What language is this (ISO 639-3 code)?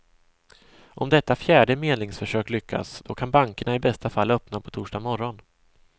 swe